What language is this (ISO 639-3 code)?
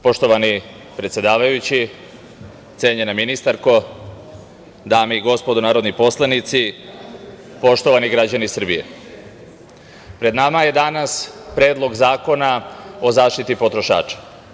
srp